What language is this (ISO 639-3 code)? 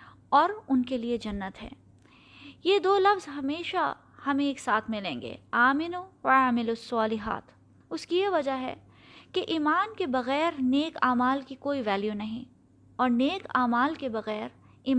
urd